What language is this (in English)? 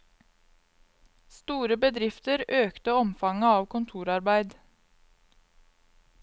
Norwegian